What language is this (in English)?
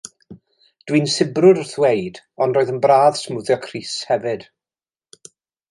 Welsh